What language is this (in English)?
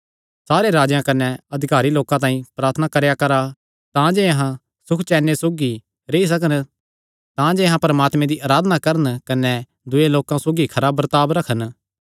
Kangri